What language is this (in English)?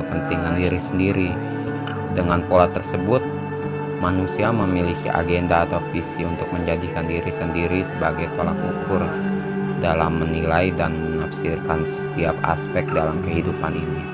Indonesian